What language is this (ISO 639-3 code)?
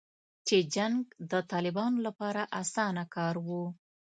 pus